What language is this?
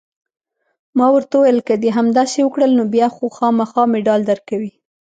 Pashto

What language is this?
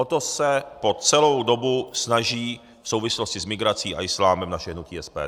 Czech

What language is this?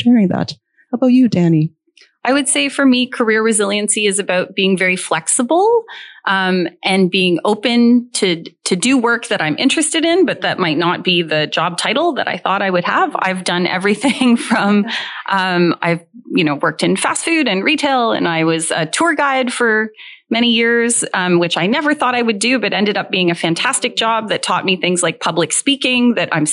English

